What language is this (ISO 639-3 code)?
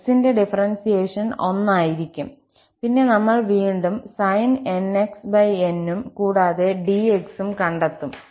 mal